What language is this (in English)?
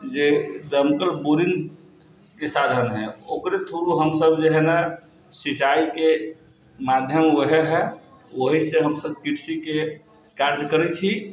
Maithili